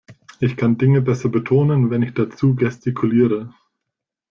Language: German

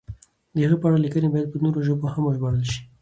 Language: Pashto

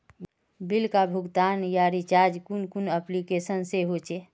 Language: Magahi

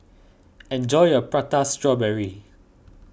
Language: English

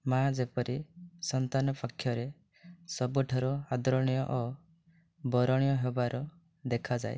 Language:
Odia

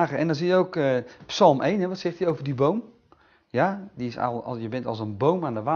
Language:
Dutch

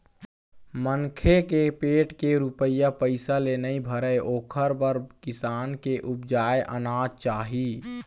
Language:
Chhattisgarhi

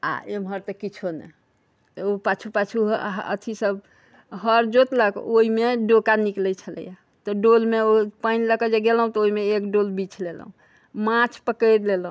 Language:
Maithili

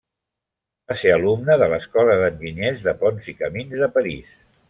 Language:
Catalan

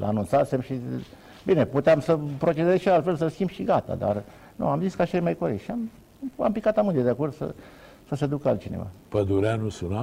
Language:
Romanian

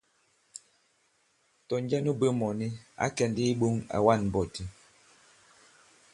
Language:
Bankon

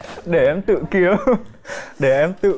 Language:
Vietnamese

